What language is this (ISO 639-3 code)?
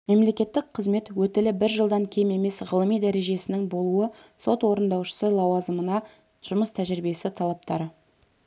kaz